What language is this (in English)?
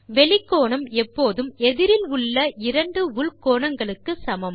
Tamil